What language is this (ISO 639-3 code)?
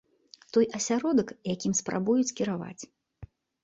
bel